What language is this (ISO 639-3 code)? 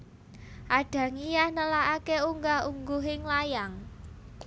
jav